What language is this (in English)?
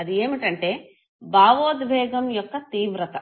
Telugu